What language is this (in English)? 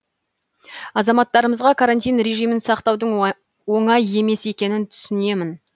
Kazakh